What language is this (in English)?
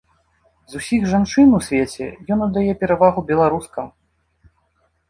Belarusian